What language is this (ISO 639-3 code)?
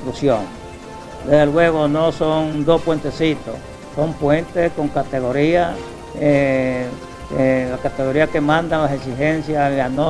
spa